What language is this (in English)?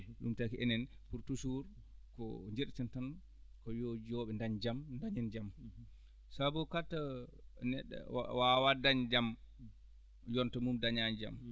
Fula